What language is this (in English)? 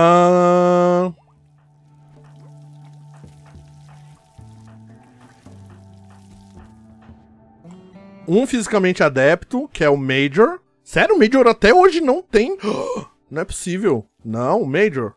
Portuguese